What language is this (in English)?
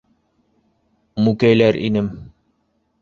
Bashkir